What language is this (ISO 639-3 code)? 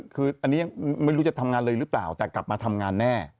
tha